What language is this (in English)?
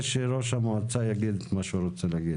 Hebrew